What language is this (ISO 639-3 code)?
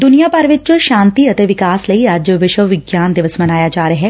pan